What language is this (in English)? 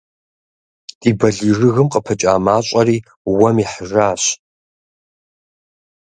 Kabardian